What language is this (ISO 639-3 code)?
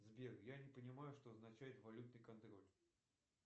rus